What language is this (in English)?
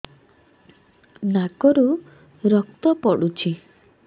Odia